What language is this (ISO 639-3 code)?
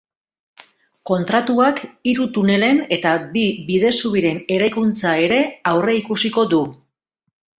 eus